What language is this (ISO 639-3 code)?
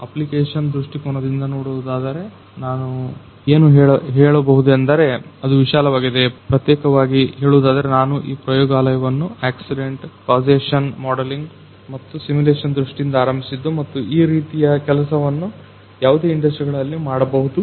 kan